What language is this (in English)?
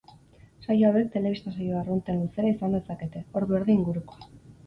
Basque